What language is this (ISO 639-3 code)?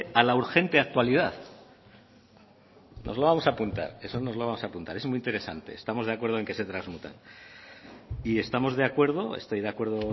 spa